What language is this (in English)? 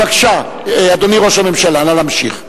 Hebrew